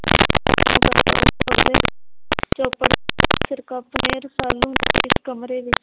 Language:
Punjabi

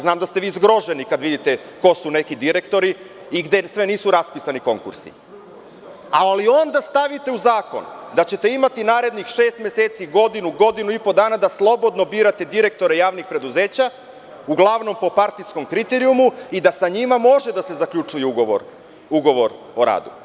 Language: Serbian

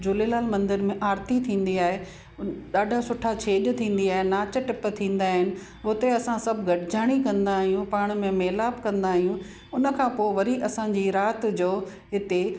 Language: Sindhi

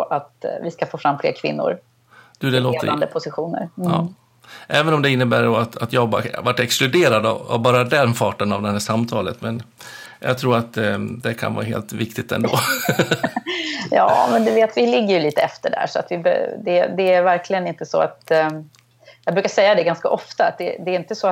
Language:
Swedish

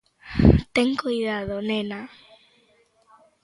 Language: Galician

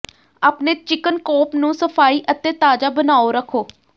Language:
Punjabi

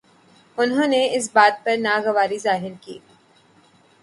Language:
Urdu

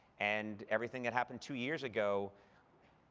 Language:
English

